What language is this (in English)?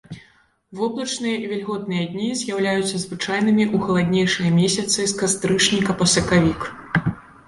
Belarusian